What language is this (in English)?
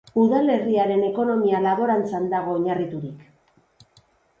Basque